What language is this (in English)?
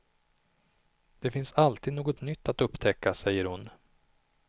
Swedish